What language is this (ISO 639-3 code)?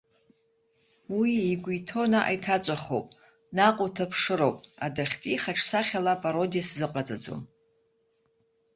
abk